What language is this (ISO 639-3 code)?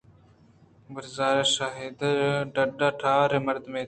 bgp